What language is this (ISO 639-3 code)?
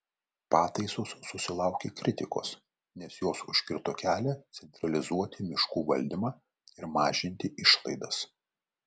lit